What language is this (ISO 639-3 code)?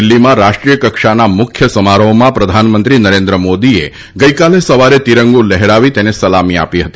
guj